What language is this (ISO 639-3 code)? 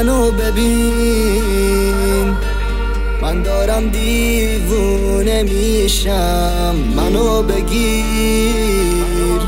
fas